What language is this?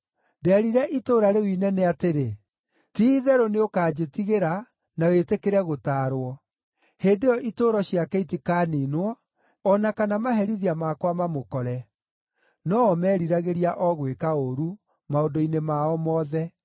Kikuyu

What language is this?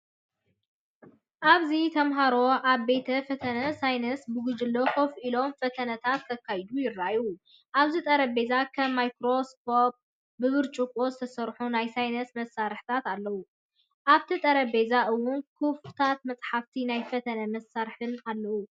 Tigrinya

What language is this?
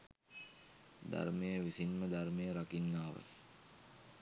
Sinhala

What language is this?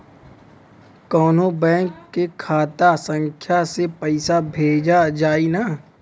Bhojpuri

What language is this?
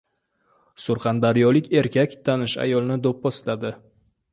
Uzbek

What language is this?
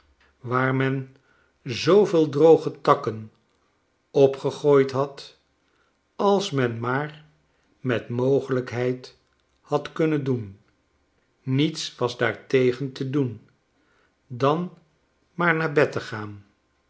Dutch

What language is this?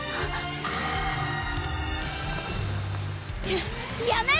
Japanese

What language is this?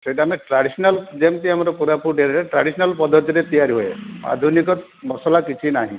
Odia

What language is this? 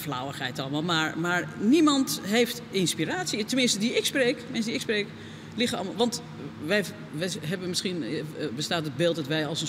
Dutch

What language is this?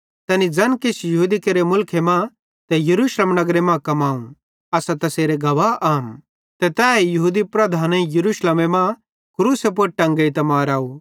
Bhadrawahi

